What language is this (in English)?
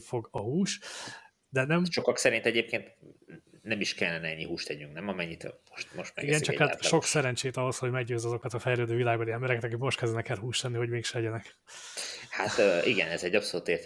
Hungarian